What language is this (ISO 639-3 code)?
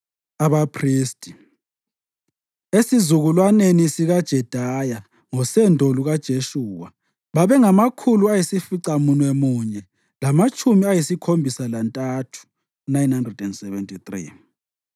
nde